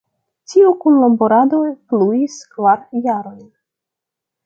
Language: Esperanto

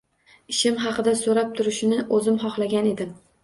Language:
Uzbek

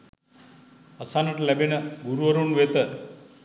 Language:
Sinhala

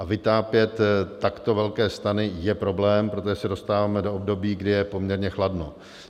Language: Czech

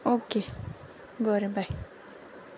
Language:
Konkani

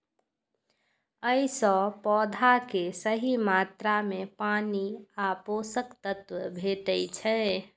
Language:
Maithili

